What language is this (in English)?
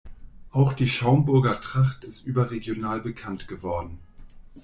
German